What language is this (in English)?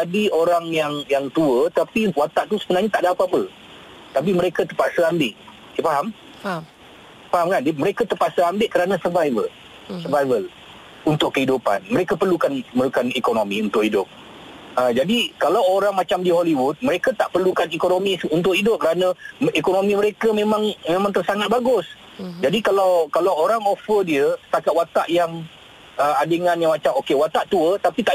Malay